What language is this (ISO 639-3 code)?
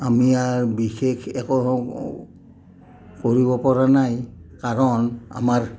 asm